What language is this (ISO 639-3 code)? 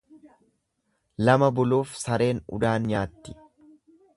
orm